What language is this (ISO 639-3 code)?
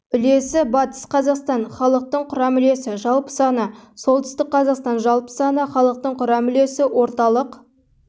kaz